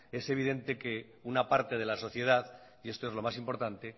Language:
Spanish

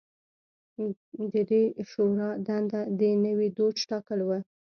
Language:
Pashto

